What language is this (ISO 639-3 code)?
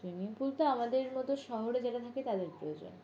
ben